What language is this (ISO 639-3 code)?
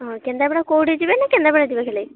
ori